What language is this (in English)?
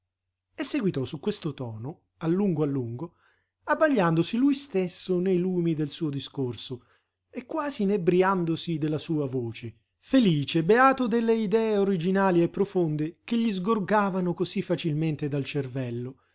Italian